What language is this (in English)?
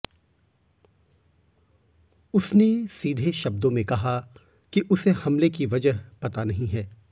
Hindi